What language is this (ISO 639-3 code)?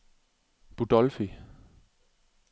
dan